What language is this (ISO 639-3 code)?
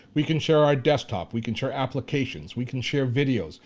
eng